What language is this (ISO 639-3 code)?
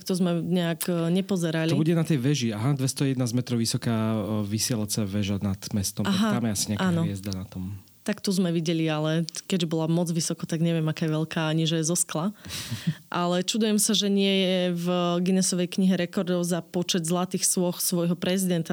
slk